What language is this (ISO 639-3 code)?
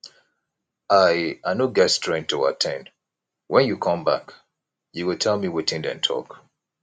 pcm